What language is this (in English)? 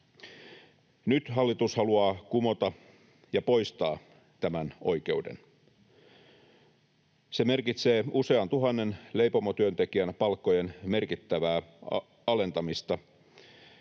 Finnish